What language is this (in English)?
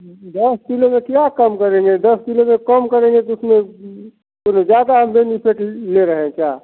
Hindi